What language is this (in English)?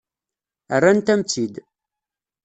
Kabyle